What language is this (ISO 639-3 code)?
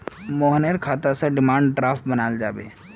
mag